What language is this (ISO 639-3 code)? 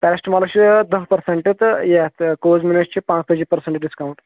kas